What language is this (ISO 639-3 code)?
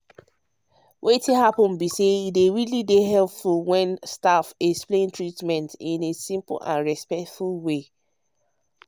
pcm